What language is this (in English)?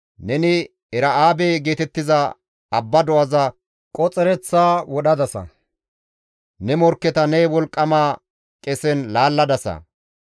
Gamo